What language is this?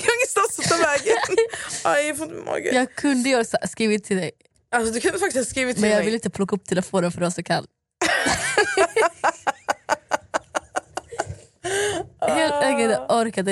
Swedish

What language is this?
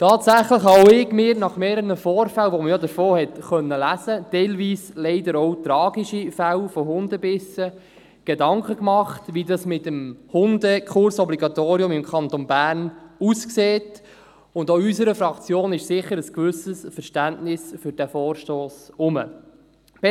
Swiss German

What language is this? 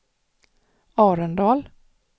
Swedish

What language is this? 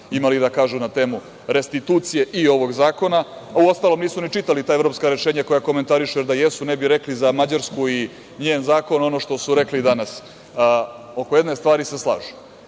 Serbian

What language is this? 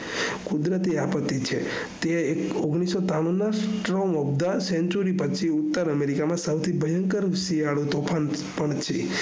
Gujarati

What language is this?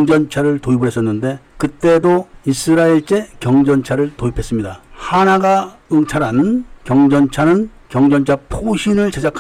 Korean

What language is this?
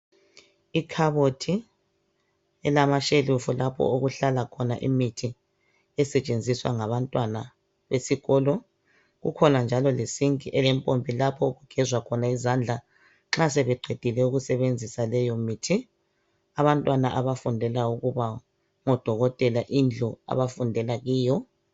North Ndebele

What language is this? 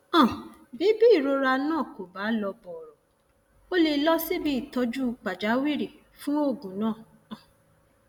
Yoruba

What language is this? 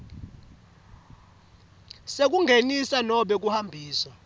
Swati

